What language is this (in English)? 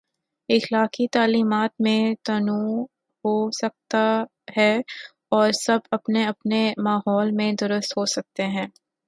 Urdu